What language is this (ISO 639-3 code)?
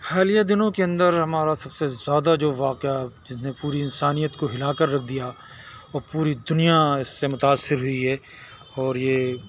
urd